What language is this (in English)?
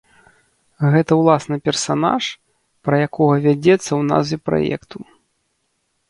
Belarusian